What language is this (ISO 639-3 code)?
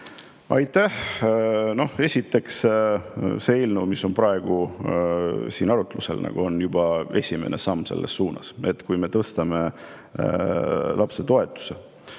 est